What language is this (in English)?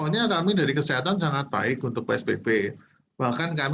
Indonesian